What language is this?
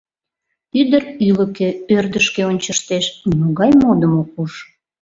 Mari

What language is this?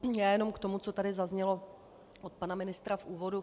Czech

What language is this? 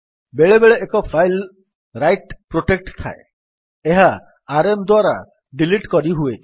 Odia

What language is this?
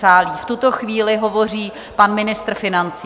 Czech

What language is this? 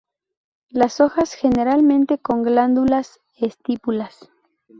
Spanish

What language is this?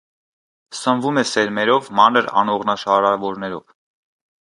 Armenian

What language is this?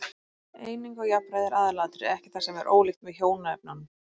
Icelandic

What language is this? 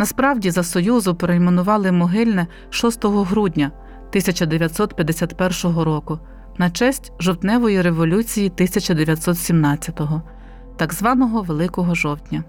Ukrainian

